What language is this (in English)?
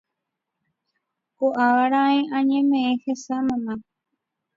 Guarani